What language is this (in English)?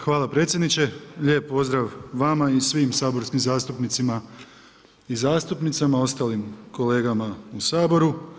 Croatian